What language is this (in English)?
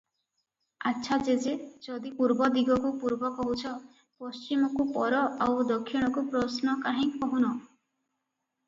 Odia